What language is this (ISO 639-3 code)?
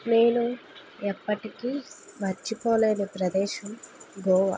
tel